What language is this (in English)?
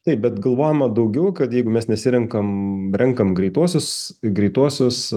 Lithuanian